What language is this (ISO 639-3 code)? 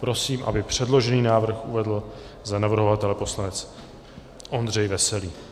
ces